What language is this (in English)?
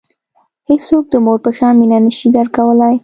Pashto